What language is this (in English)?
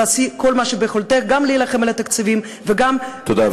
Hebrew